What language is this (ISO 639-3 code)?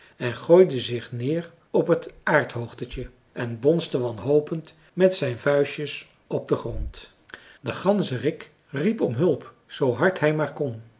nld